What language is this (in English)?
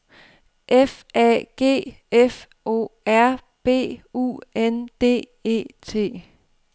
Danish